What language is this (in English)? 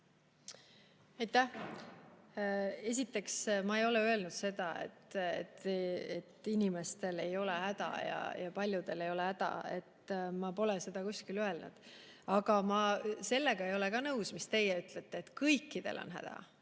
Estonian